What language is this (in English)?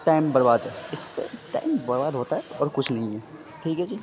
Urdu